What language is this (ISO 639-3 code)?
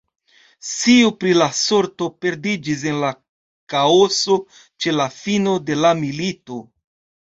epo